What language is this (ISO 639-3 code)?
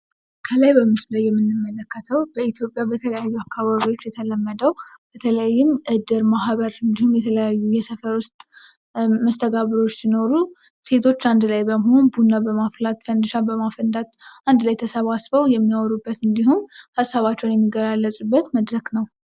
amh